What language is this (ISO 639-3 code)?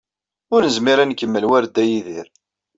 kab